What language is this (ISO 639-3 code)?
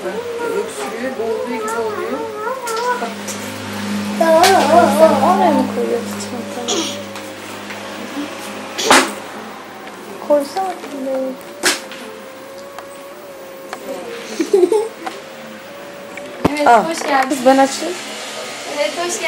tur